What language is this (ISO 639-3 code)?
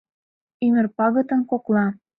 chm